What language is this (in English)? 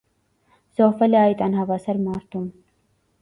Armenian